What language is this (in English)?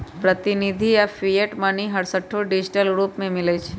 Magahi